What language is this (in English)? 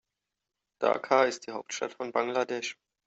German